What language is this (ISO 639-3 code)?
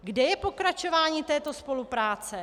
ces